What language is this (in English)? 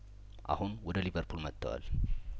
Amharic